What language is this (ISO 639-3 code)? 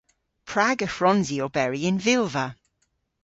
cor